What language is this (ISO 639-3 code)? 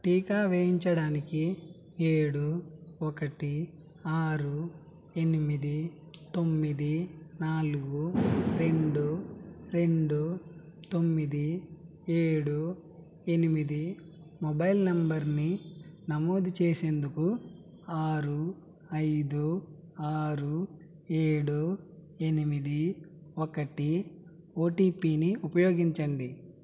tel